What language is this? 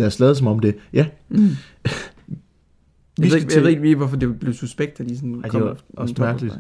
Danish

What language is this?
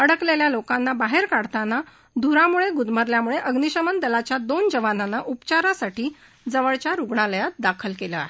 Marathi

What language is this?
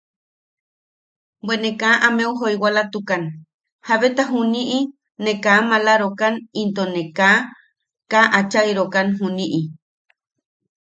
Yaqui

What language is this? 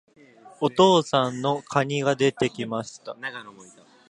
Japanese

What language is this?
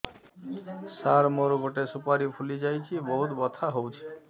Odia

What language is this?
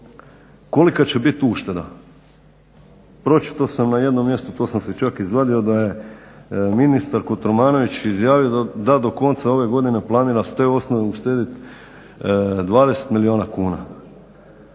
Croatian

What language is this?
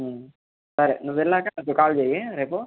Telugu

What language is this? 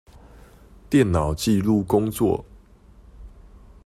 Chinese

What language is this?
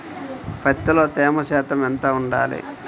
Telugu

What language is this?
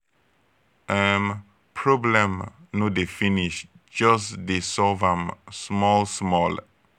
Nigerian Pidgin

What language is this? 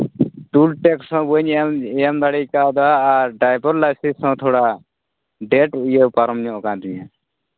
Santali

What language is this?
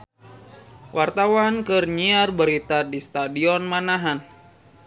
Sundanese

